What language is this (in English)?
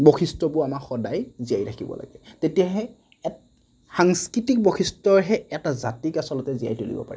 Assamese